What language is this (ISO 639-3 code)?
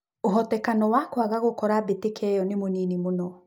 kik